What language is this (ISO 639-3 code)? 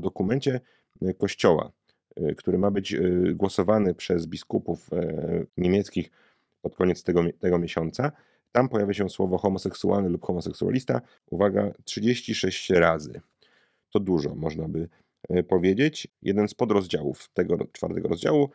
pol